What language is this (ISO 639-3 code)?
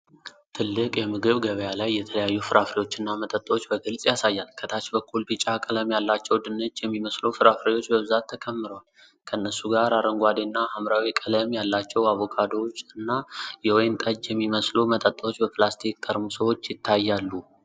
amh